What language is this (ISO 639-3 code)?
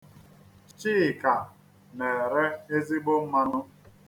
ibo